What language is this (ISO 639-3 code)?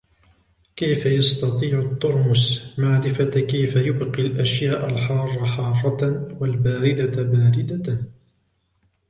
ara